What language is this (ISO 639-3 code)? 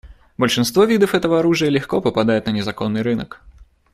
rus